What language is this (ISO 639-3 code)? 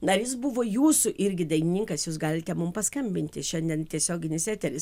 lit